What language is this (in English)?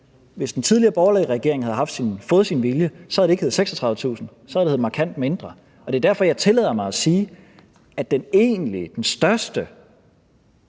Danish